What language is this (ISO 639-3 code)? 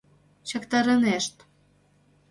chm